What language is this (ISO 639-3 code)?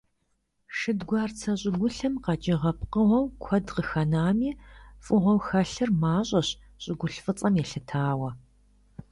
kbd